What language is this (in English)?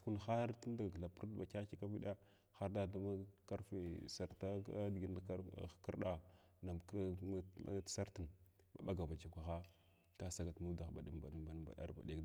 Glavda